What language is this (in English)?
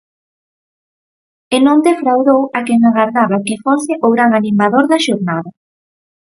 Galician